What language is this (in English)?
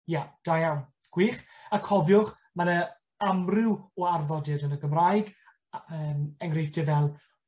Welsh